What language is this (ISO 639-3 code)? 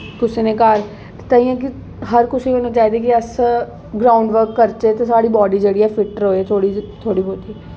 doi